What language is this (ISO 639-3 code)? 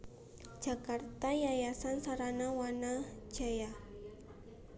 jav